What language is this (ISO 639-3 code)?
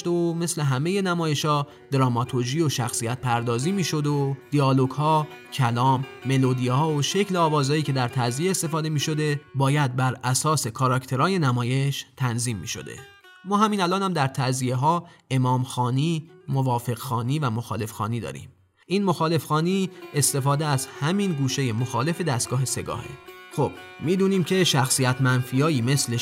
fas